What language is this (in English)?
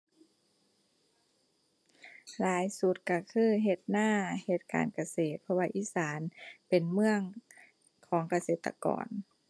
Thai